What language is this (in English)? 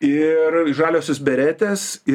Lithuanian